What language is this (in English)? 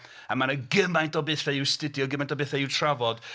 Welsh